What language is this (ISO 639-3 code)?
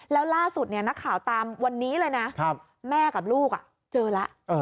tha